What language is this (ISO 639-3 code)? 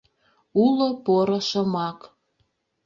chm